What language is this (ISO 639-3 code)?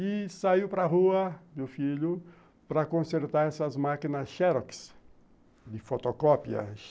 por